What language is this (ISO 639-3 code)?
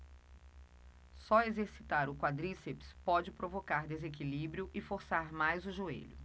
por